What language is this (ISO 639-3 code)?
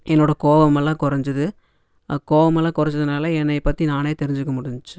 tam